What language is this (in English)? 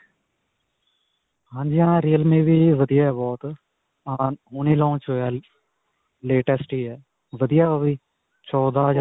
Punjabi